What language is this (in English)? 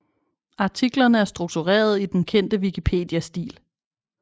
Danish